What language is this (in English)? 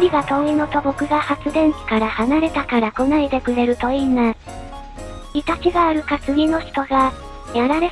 Japanese